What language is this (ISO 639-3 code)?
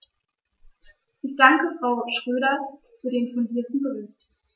deu